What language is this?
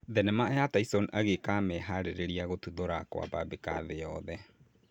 Kikuyu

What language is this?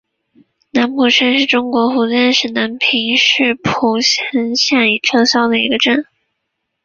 Chinese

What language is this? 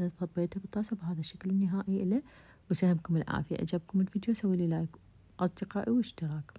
Arabic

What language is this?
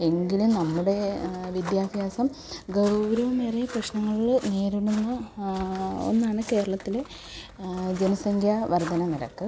Malayalam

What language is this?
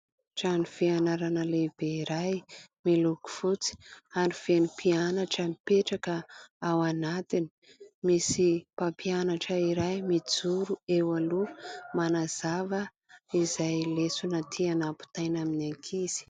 Malagasy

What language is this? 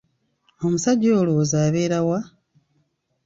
Ganda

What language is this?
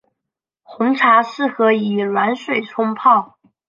Chinese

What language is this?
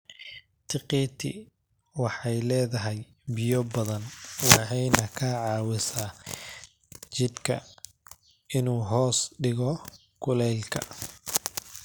Somali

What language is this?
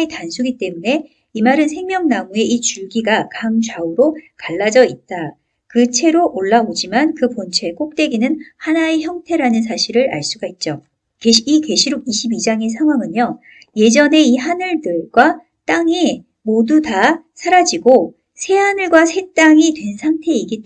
Korean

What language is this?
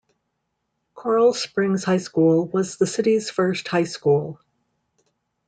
English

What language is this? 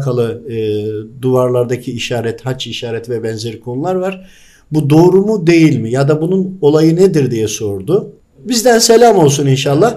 Turkish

